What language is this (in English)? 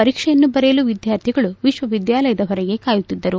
Kannada